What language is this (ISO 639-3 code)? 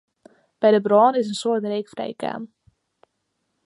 fry